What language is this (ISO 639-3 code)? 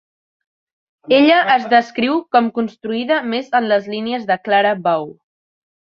cat